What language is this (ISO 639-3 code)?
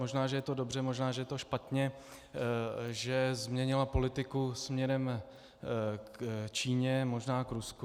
ces